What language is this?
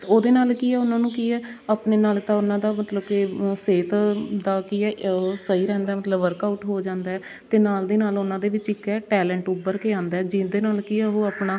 Punjabi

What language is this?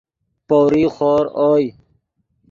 Yidgha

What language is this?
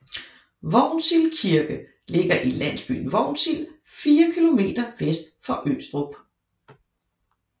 Danish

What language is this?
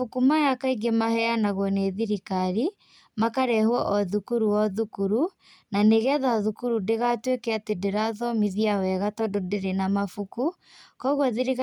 Kikuyu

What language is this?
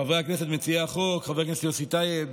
Hebrew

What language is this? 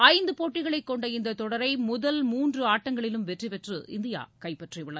Tamil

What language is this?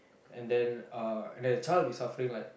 English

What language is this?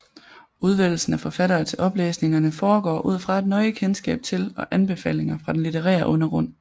Danish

